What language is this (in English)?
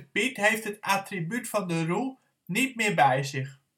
Dutch